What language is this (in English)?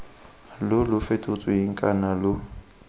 Tswana